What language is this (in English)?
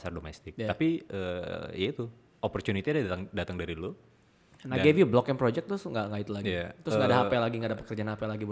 Indonesian